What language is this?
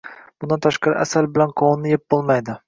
Uzbek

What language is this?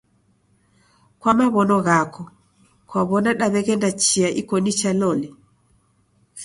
Taita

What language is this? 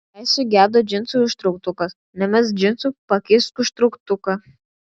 Lithuanian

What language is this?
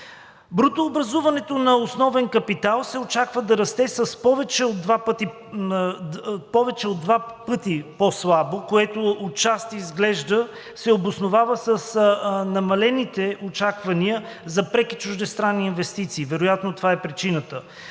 Bulgarian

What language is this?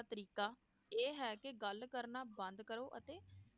Punjabi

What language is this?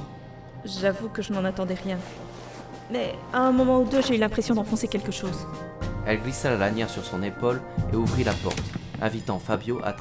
French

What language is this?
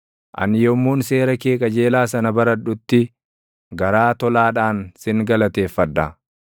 Oromo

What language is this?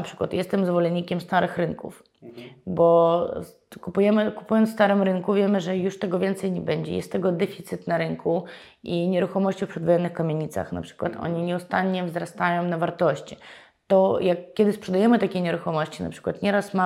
Polish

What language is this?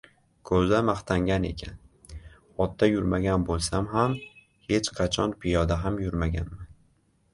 Uzbek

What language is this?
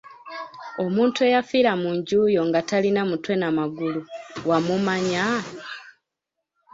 Ganda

